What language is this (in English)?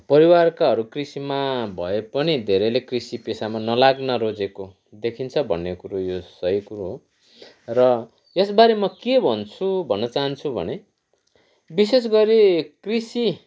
Nepali